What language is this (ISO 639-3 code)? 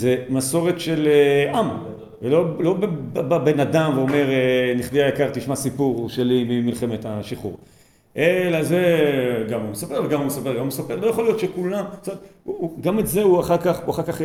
heb